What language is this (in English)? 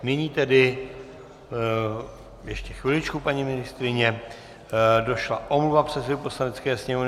Czech